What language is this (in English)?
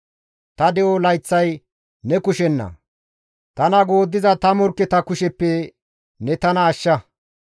Gamo